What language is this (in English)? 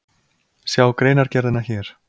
Icelandic